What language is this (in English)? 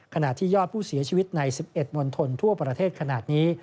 Thai